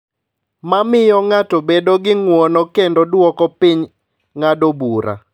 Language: Luo (Kenya and Tanzania)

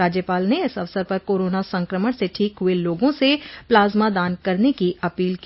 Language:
Hindi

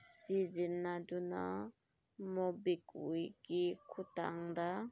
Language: Manipuri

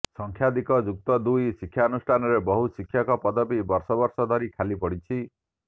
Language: Odia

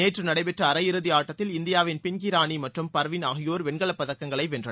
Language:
Tamil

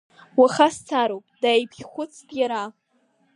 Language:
Abkhazian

